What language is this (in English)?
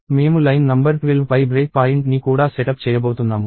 Telugu